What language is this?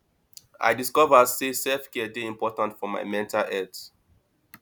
Nigerian Pidgin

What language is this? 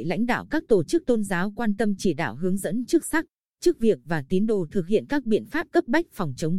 Vietnamese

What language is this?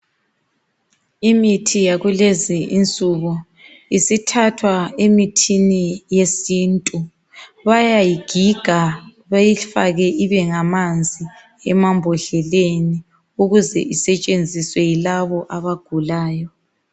North Ndebele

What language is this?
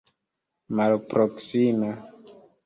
Esperanto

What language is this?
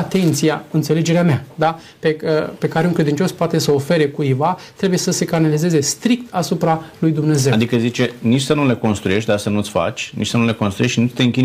Romanian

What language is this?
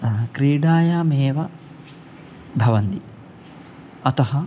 Sanskrit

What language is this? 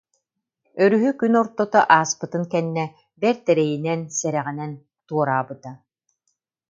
Yakut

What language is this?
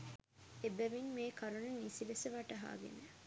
Sinhala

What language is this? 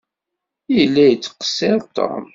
Kabyle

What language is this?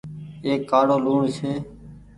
Goaria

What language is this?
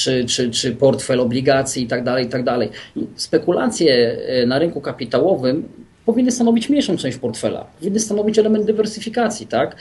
Polish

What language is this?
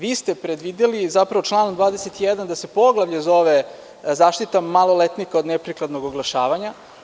Serbian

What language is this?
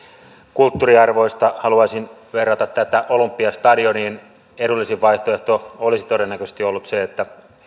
Finnish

